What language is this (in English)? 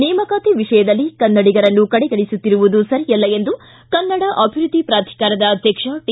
Kannada